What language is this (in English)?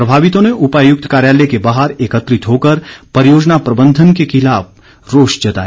Hindi